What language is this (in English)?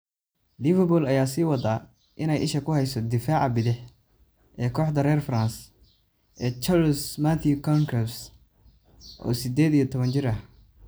Somali